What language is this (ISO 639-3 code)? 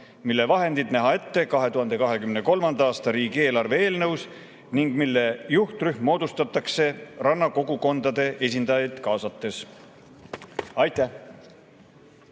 est